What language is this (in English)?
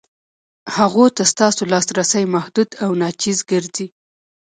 Pashto